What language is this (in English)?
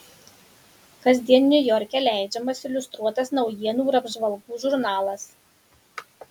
Lithuanian